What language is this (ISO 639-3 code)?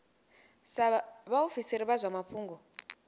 ven